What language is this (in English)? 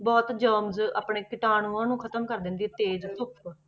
Punjabi